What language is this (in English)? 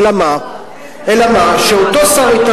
Hebrew